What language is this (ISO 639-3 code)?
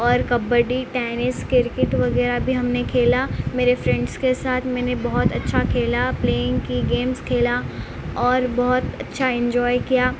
urd